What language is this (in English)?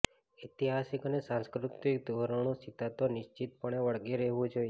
Gujarati